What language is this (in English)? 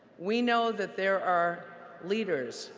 English